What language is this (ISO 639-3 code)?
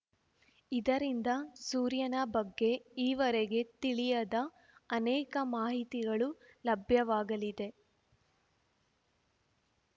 kan